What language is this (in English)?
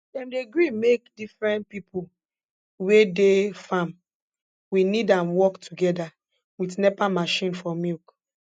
Nigerian Pidgin